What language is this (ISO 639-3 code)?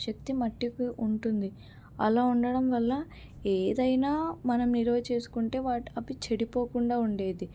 tel